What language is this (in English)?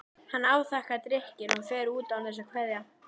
Icelandic